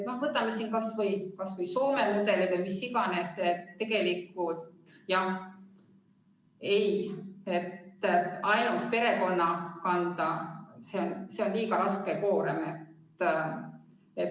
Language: Estonian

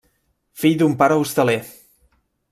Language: Catalan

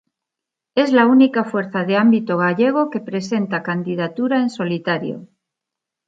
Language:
Spanish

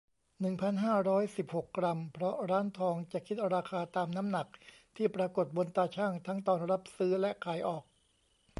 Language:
Thai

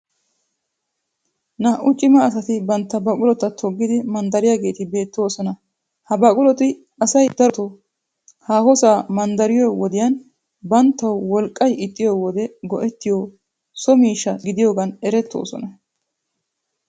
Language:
Wolaytta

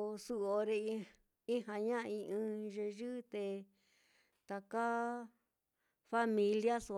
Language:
Mitlatongo Mixtec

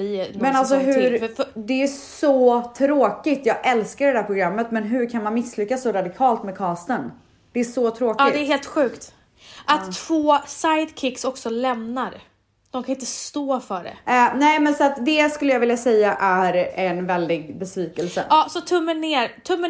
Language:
Swedish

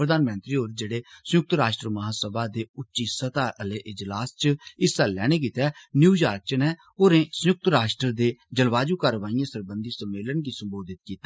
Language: Dogri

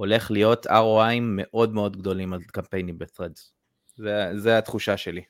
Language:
Hebrew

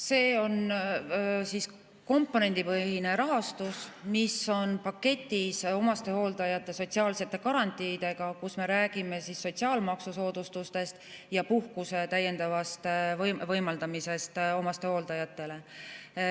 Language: Estonian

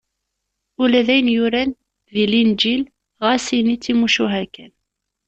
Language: Kabyle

